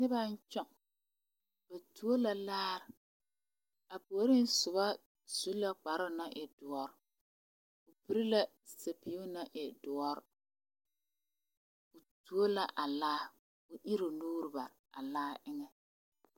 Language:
Southern Dagaare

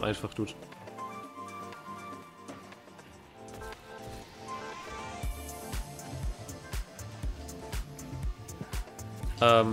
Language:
German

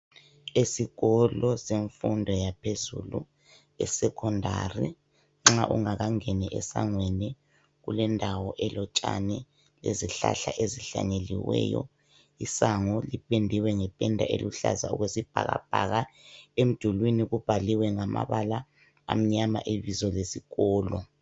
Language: North Ndebele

